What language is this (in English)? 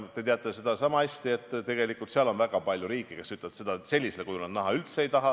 Estonian